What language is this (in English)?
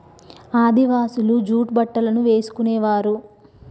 Telugu